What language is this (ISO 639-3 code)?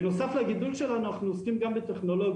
heb